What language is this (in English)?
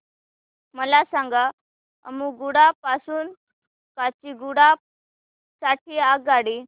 Marathi